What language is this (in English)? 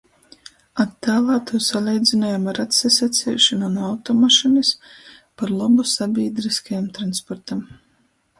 Latgalian